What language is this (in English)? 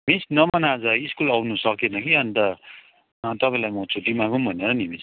Nepali